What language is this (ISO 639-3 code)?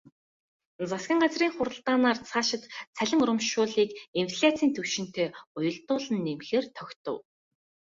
mon